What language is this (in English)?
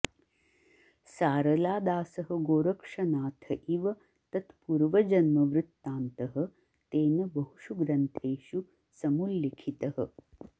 Sanskrit